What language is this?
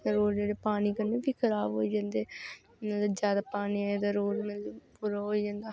Dogri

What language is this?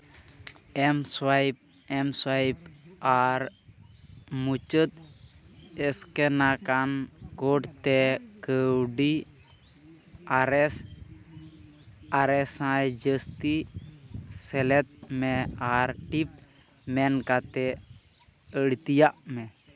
Santali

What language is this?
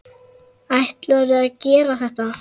Icelandic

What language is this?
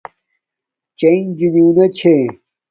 Domaaki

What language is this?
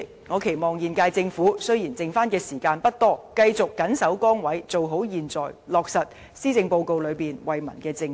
Cantonese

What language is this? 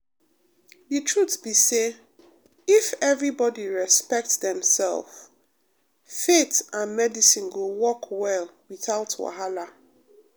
Nigerian Pidgin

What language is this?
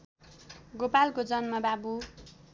Nepali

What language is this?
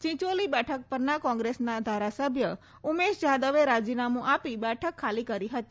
Gujarati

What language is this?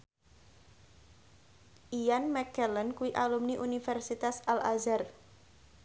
Javanese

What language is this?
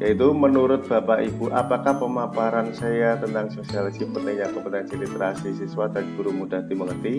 Indonesian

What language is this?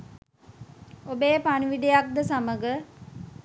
Sinhala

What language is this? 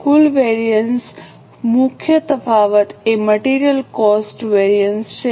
Gujarati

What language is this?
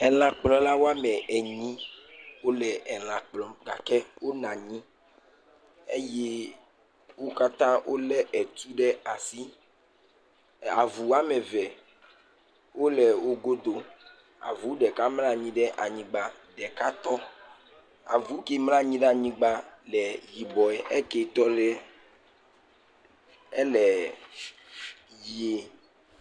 Ewe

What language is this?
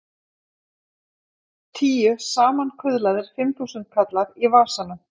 Icelandic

